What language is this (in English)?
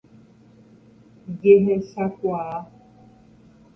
Guarani